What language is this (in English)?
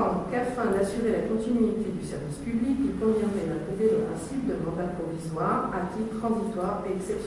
French